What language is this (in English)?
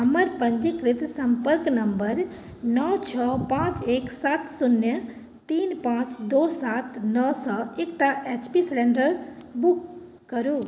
Maithili